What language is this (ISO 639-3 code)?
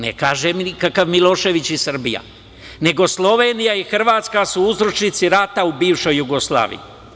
srp